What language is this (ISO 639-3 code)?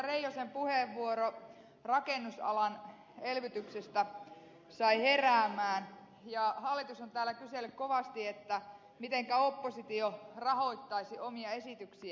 fin